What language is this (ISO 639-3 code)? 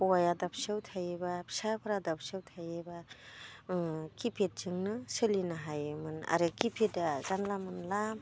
brx